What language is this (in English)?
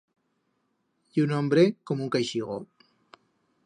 Aragonese